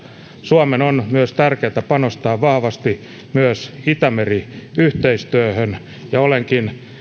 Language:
Finnish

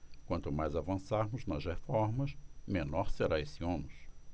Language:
Portuguese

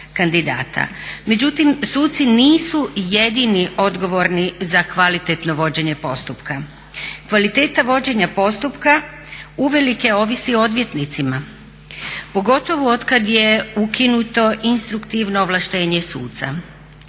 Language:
Croatian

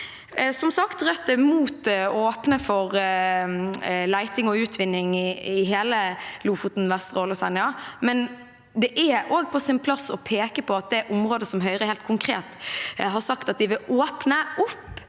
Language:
Norwegian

